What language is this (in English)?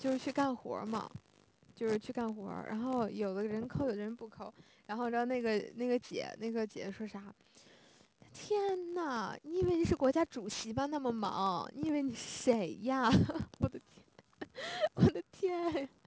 Chinese